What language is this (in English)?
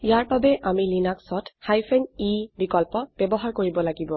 Assamese